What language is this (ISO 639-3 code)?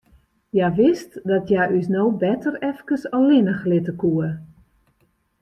fry